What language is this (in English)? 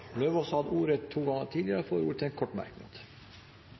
Norwegian Bokmål